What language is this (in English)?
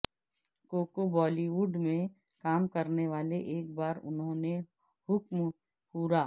Urdu